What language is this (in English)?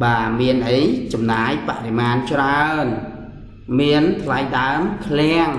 Vietnamese